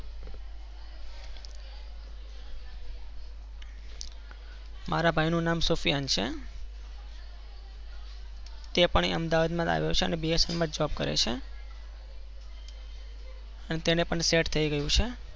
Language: Gujarati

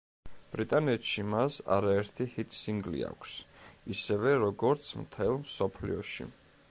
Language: Georgian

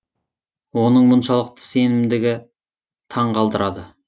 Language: Kazakh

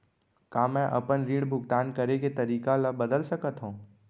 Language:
Chhattisgarhi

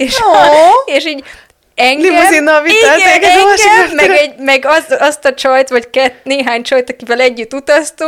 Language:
Hungarian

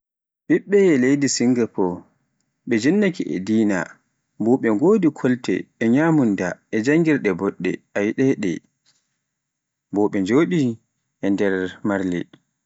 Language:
Pular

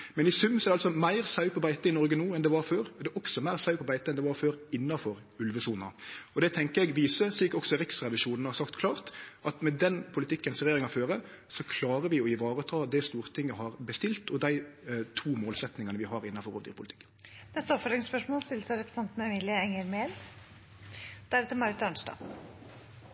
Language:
Norwegian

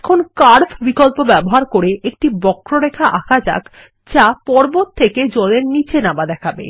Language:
Bangla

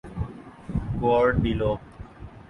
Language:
Urdu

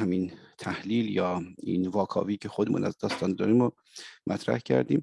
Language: Persian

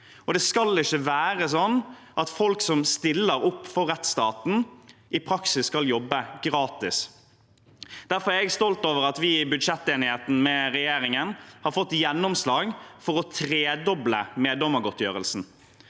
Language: Norwegian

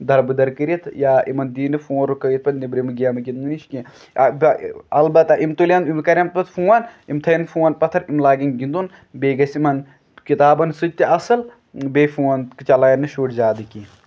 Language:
Kashmiri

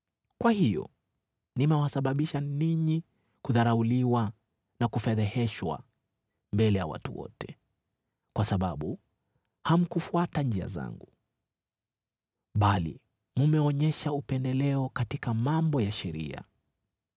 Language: Swahili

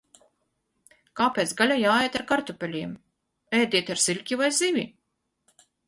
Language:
Latvian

